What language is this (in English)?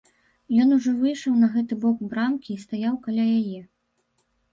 Belarusian